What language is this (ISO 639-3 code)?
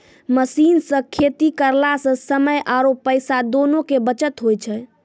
mai